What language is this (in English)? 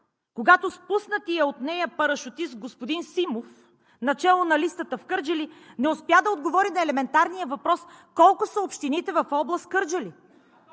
Bulgarian